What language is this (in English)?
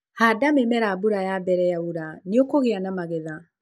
Kikuyu